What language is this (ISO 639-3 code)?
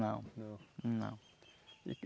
por